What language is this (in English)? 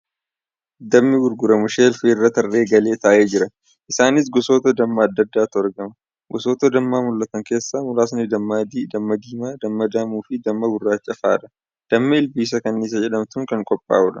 Oromo